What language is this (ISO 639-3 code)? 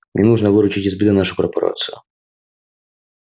rus